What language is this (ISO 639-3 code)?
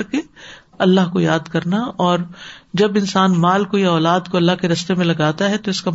urd